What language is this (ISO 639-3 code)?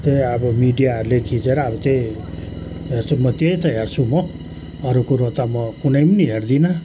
nep